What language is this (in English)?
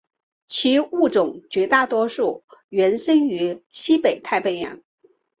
Chinese